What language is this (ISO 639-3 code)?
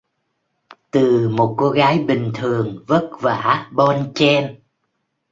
vie